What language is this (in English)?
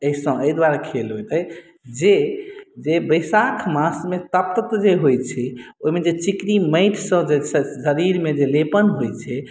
Maithili